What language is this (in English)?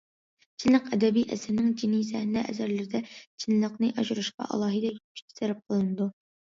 Uyghur